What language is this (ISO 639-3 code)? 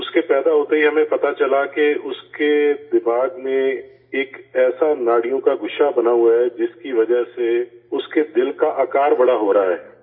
urd